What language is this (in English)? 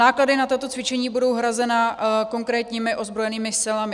Czech